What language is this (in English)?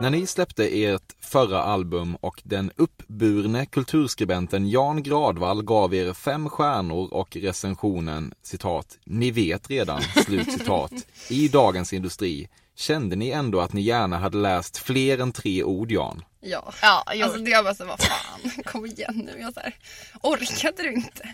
Swedish